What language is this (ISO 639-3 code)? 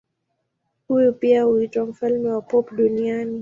swa